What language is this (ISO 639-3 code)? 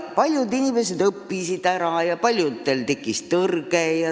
est